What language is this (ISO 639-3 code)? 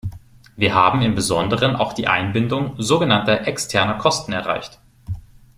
deu